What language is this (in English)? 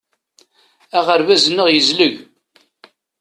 Kabyle